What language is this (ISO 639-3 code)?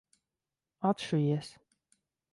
lav